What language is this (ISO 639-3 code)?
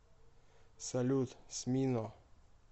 rus